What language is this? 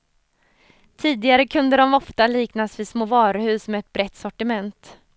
Swedish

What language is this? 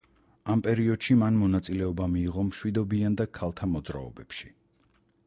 Georgian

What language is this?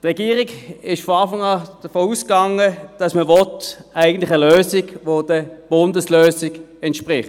Swiss German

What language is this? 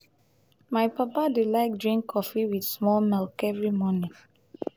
Nigerian Pidgin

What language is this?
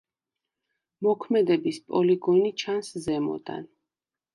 Georgian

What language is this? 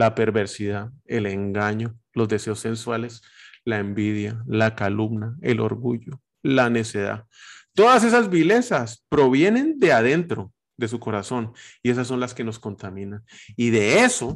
Spanish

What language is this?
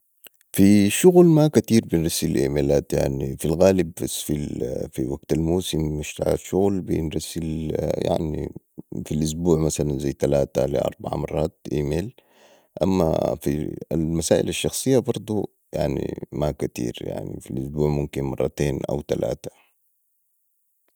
Sudanese Arabic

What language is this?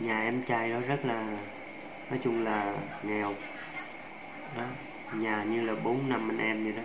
Vietnamese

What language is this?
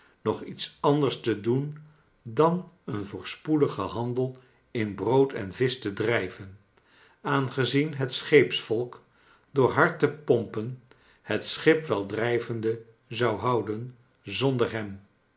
Dutch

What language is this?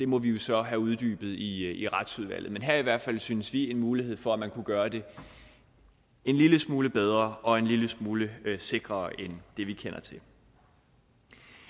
Danish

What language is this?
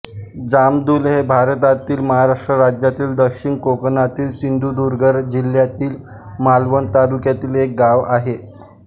Marathi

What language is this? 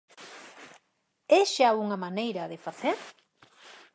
Galician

